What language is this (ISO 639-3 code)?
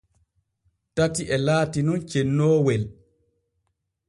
fue